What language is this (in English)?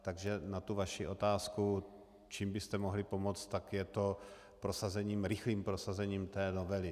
Czech